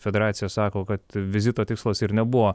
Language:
Lithuanian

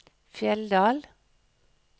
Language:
Norwegian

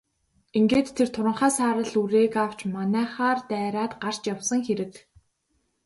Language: Mongolian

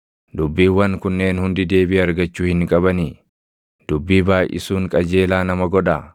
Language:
Oromo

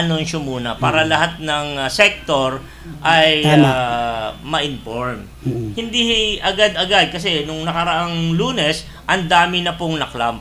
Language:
Filipino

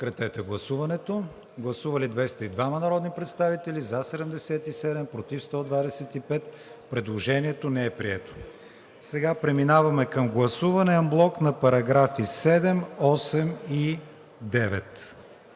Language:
Bulgarian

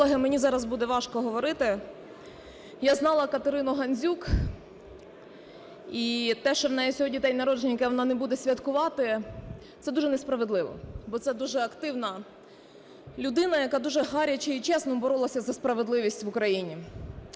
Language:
Ukrainian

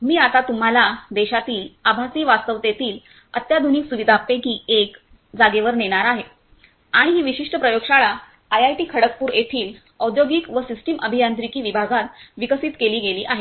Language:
Marathi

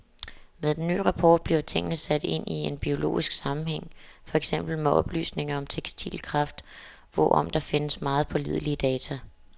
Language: Danish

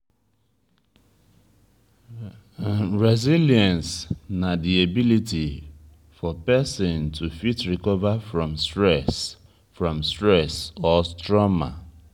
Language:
Nigerian Pidgin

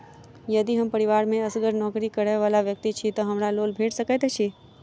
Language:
Maithili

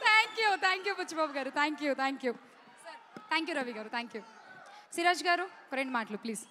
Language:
Telugu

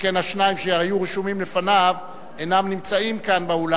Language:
Hebrew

